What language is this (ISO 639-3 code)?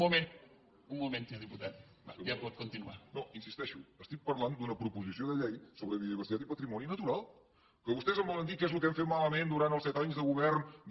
cat